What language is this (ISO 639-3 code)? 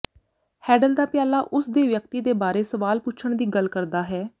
pan